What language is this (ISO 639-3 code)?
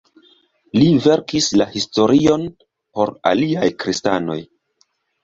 epo